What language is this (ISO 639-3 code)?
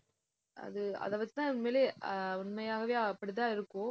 tam